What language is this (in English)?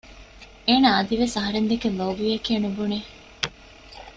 Divehi